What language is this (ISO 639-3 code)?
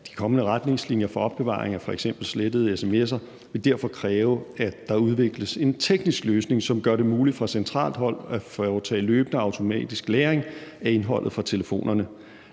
dan